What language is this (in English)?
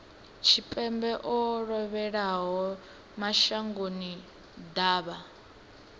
Venda